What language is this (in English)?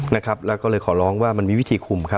Thai